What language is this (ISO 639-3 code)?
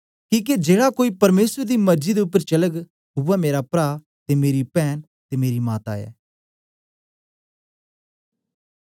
doi